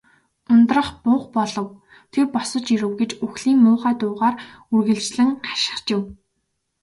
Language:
Mongolian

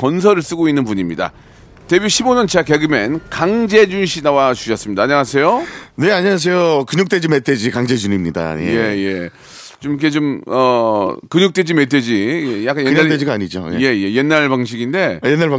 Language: Korean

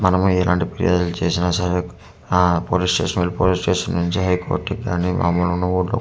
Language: Telugu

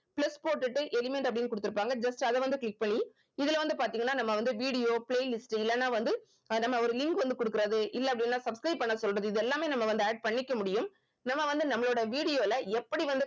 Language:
Tamil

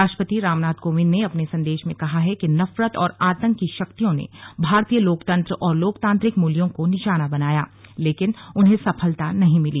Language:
Hindi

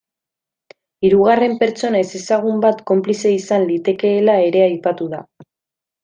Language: Basque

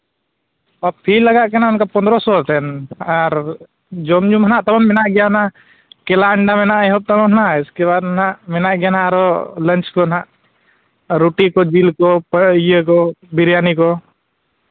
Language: Santali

